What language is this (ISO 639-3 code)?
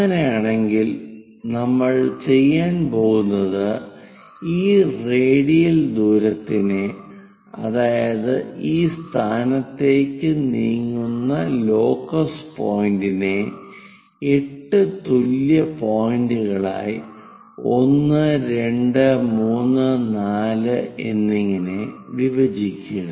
mal